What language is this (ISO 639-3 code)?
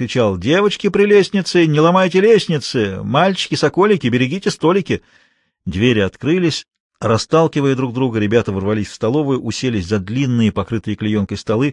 rus